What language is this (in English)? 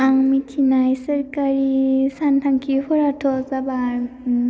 Bodo